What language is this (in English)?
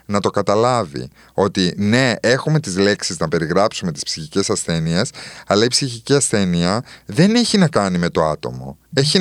Greek